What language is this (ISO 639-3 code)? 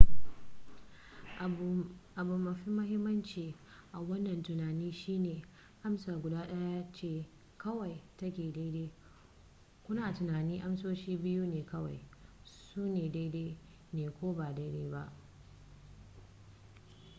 hau